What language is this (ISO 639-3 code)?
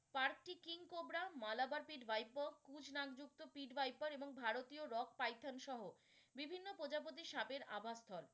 ben